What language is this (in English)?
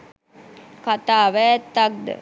Sinhala